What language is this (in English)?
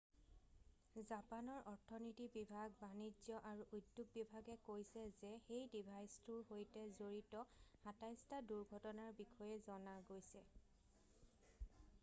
Assamese